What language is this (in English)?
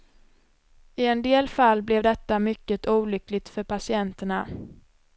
Swedish